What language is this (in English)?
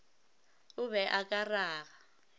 Northern Sotho